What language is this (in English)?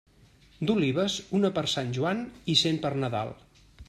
Catalan